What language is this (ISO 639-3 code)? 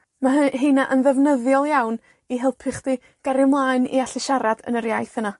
cym